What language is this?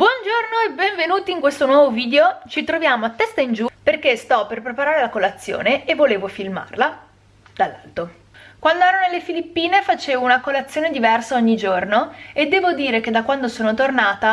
Italian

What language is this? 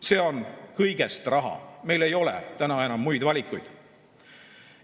Estonian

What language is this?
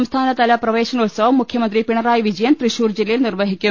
Malayalam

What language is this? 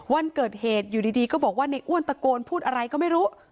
Thai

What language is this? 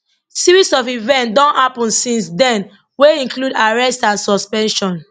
Nigerian Pidgin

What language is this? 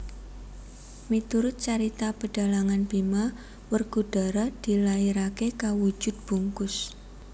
Javanese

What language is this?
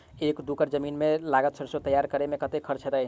Maithili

